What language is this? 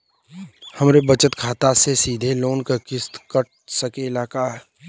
Bhojpuri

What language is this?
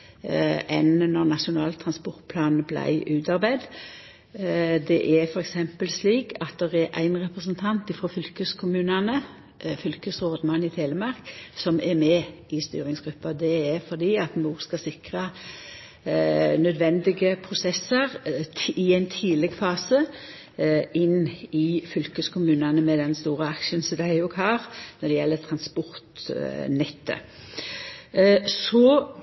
Norwegian Nynorsk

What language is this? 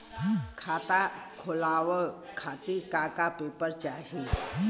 Bhojpuri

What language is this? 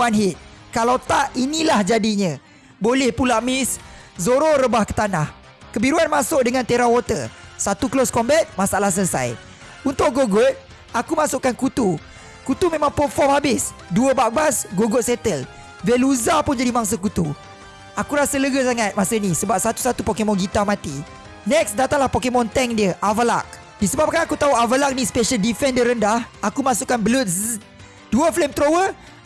Malay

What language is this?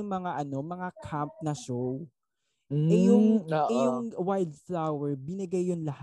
Filipino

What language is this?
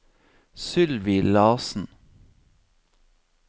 Norwegian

